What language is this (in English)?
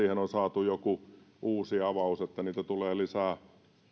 Finnish